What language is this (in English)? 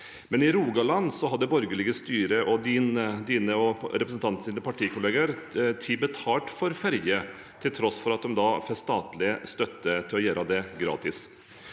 Norwegian